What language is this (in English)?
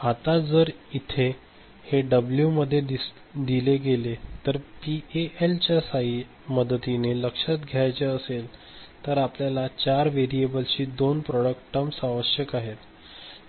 Marathi